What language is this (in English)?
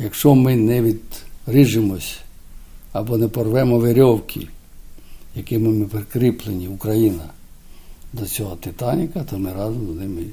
Ukrainian